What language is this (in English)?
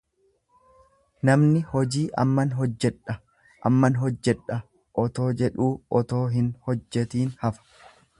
Oromo